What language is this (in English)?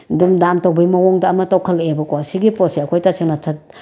Manipuri